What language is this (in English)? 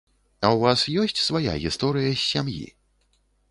Belarusian